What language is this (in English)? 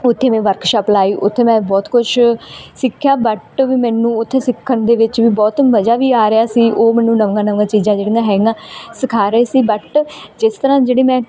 Punjabi